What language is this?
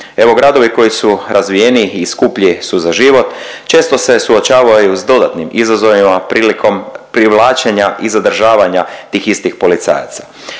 Croatian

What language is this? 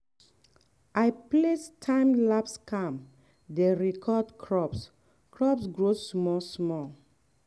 Nigerian Pidgin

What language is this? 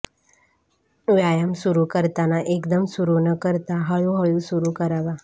Marathi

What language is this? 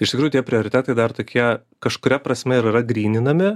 Lithuanian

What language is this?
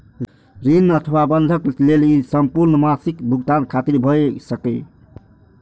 Maithili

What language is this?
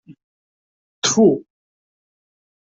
Kabyle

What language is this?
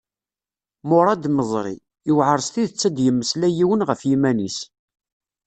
Kabyle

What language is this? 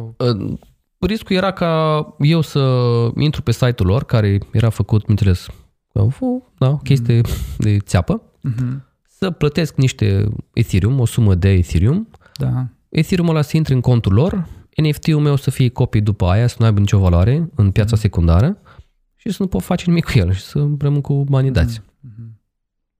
Romanian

